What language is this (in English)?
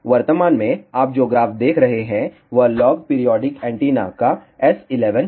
Hindi